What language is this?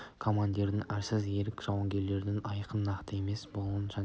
Kazakh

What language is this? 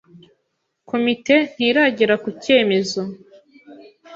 Kinyarwanda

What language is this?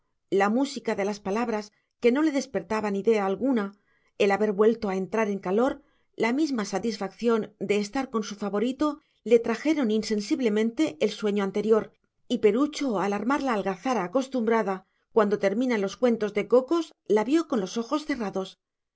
Spanish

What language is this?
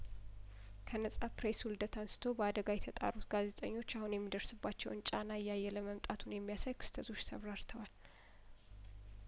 Amharic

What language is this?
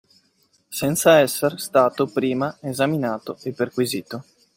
Italian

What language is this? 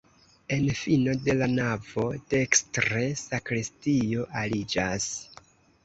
Esperanto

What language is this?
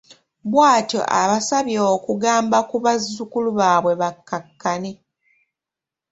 Ganda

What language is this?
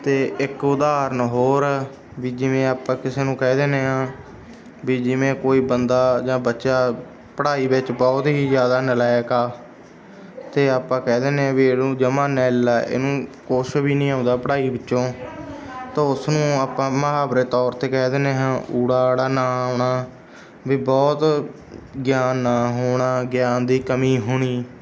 Punjabi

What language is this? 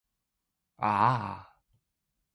Cantonese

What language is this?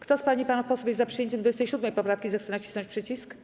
Polish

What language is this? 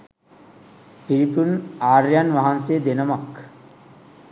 Sinhala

